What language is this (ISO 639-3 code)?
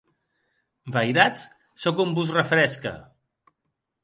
oci